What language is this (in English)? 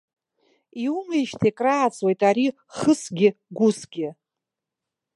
Abkhazian